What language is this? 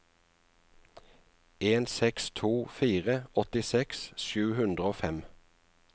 Norwegian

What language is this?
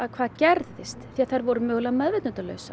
Icelandic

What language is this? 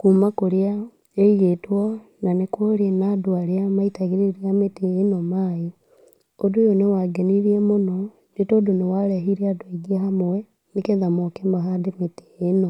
Kikuyu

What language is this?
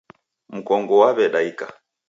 Taita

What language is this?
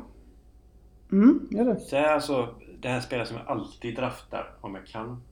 Swedish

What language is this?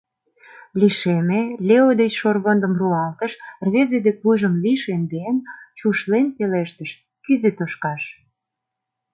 Mari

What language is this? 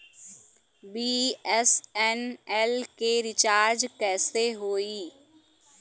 Bhojpuri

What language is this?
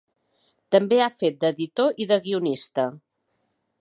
Catalan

